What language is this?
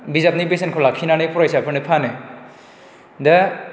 Bodo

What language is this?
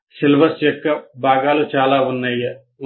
Telugu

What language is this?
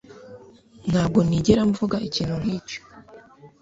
Kinyarwanda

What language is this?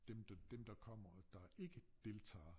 Danish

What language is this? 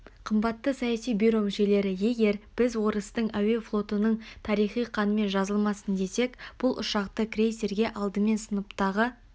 Kazakh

